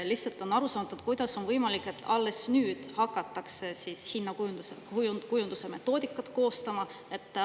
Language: Estonian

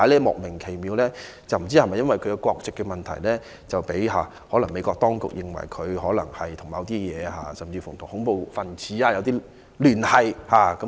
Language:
Cantonese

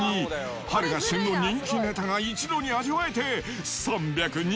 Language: Japanese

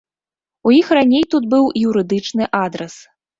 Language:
Belarusian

